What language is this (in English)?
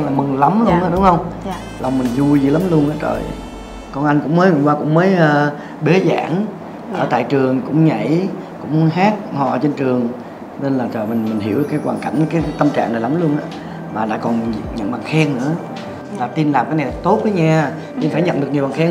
Vietnamese